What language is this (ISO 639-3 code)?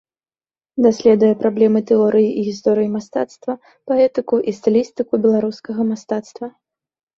bel